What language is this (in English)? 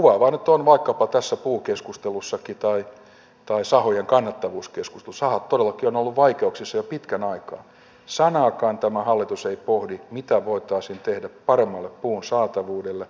Finnish